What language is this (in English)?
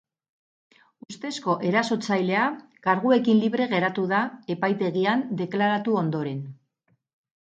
Basque